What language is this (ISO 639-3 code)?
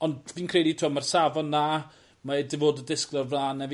cym